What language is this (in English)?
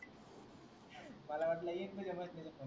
Marathi